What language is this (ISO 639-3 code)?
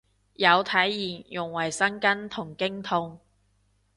yue